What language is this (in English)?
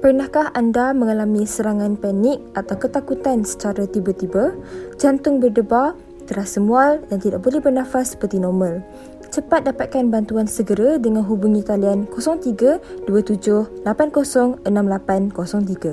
Malay